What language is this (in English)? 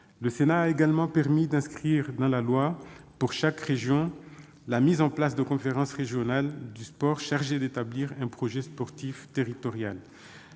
French